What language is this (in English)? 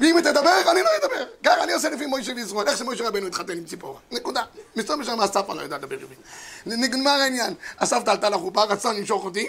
Hebrew